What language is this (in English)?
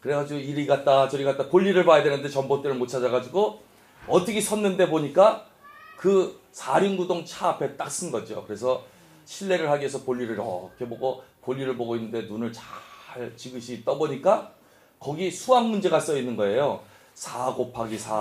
Korean